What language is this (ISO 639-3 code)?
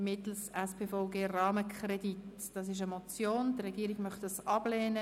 gsw